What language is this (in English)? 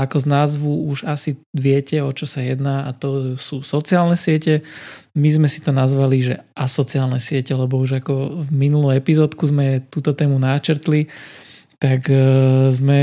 Slovak